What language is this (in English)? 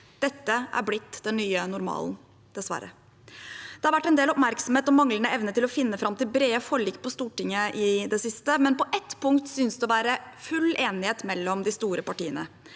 Norwegian